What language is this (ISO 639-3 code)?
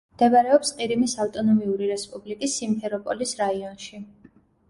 kat